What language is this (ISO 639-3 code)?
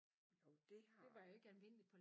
dan